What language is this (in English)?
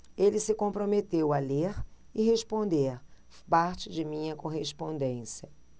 Portuguese